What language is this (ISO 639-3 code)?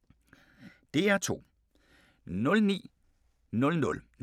dan